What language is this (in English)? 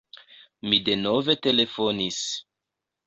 Esperanto